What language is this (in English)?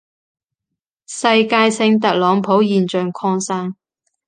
Cantonese